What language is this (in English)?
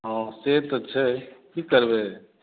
Maithili